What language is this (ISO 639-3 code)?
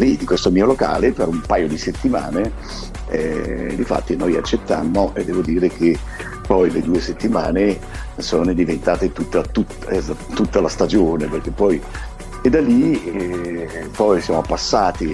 ita